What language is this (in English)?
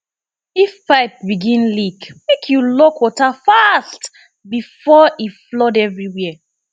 Nigerian Pidgin